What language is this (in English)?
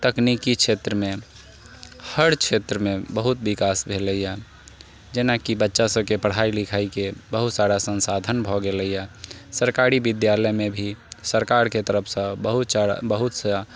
Maithili